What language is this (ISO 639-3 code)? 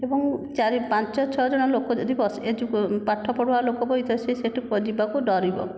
ori